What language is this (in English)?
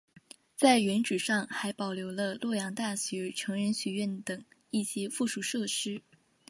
Chinese